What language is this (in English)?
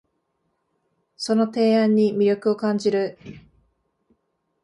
Japanese